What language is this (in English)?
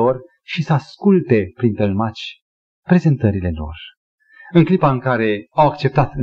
Romanian